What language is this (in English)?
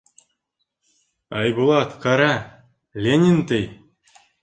Bashkir